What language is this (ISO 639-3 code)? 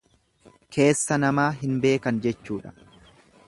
orm